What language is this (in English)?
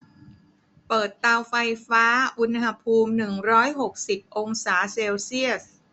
Thai